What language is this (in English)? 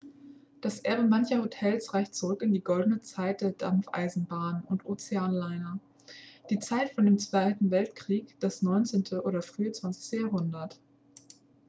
German